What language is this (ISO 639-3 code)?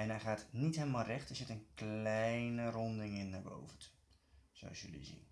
nld